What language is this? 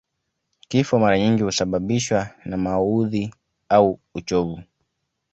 Swahili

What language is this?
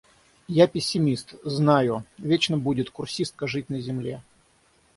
Russian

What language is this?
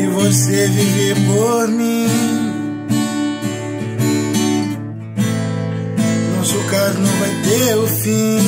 Portuguese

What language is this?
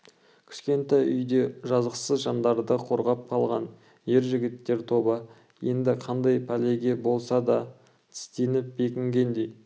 Kazakh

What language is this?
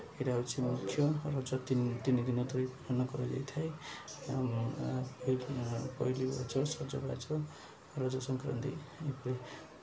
Odia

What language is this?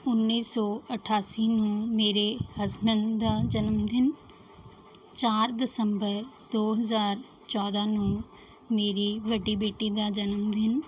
Punjabi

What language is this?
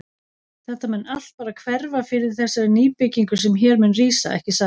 Icelandic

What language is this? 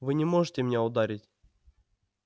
Russian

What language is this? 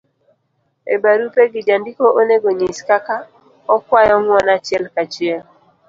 Luo (Kenya and Tanzania)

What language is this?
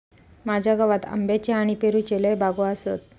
Marathi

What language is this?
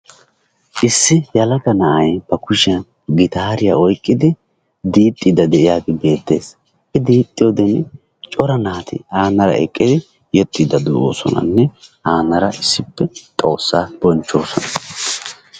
Wolaytta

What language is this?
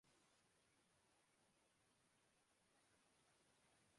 Urdu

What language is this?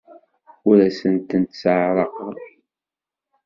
Kabyle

